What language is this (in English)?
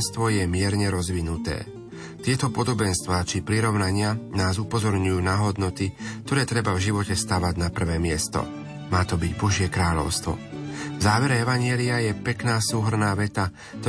Slovak